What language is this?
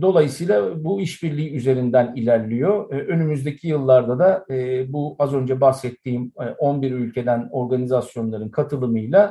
Turkish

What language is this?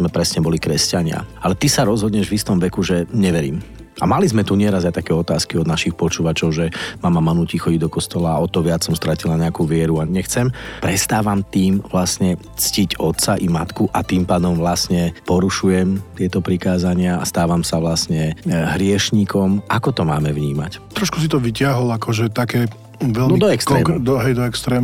Slovak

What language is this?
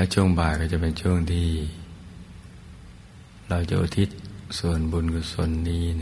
Thai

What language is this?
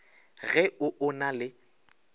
Northern Sotho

